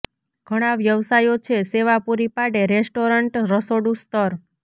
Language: Gujarati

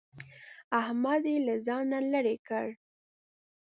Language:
Pashto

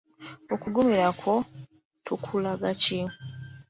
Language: Ganda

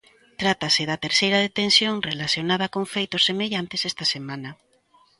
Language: Galician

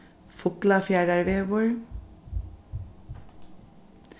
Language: Faroese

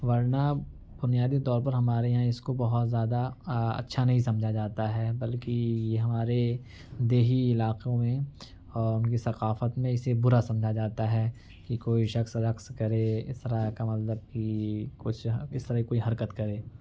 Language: Urdu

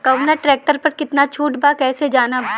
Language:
Bhojpuri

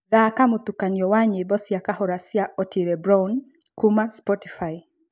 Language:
Kikuyu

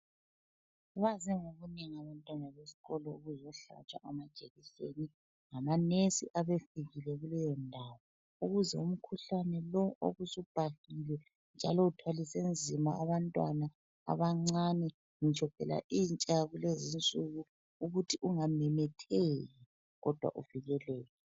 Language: North Ndebele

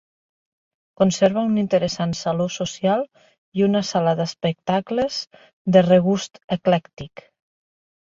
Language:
Catalan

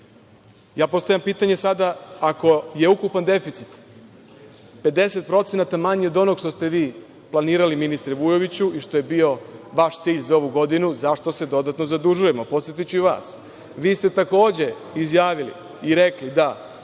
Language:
Serbian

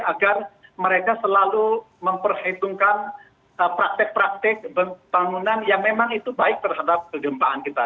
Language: Indonesian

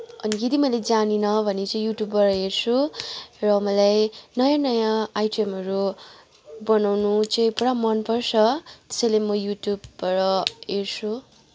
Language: Nepali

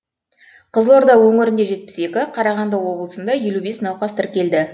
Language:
Kazakh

